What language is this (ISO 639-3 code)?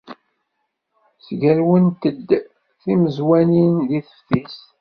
kab